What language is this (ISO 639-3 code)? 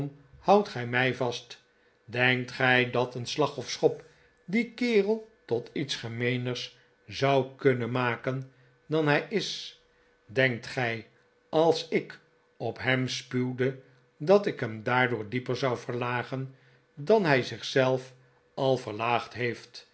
nld